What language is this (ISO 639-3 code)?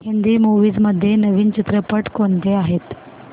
mar